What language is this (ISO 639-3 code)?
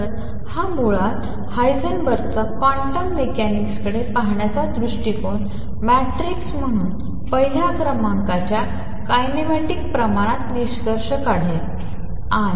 mar